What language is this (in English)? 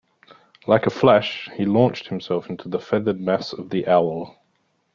English